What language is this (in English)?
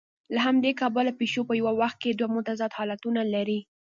Pashto